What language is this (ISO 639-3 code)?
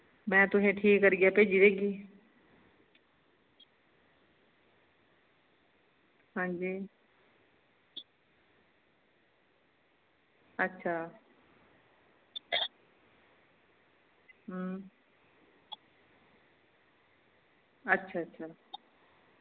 doi